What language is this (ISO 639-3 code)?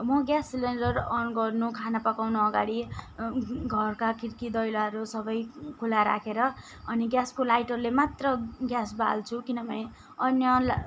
nep